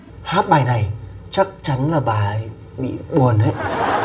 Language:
Vietnamese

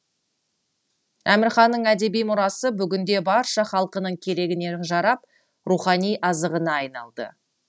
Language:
Kazakh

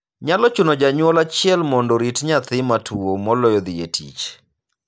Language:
Luo (Kenya and Tanzania)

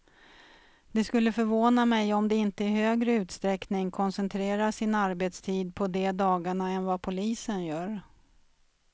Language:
Swedish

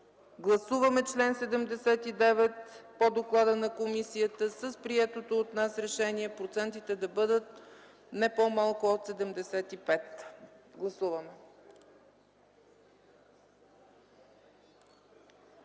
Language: Bulgarian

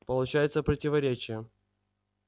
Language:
Russian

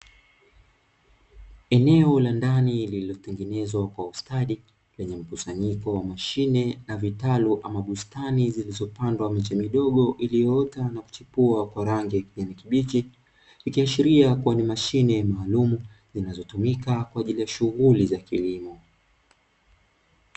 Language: Swahili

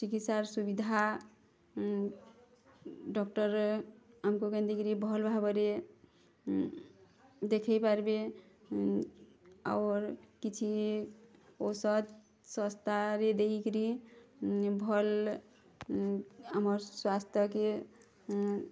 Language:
Odia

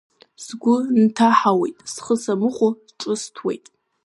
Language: Abkhazian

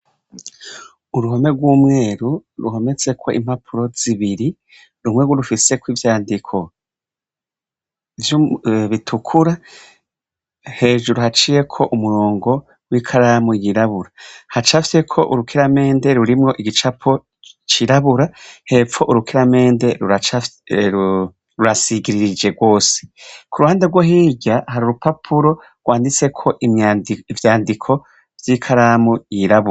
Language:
Rundi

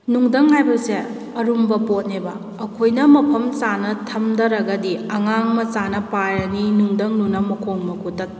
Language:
Manipuri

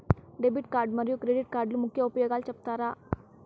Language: Telugu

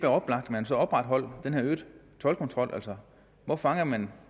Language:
Danish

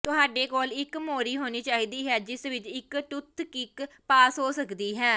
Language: Punjabi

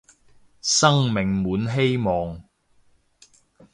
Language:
Cantonese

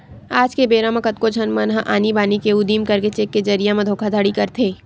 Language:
Chhattisgarhi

